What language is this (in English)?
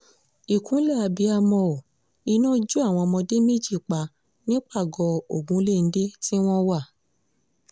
Yoruba